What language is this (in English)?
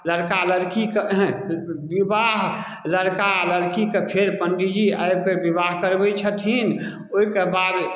Maithili